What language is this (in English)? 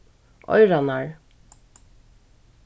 Faroese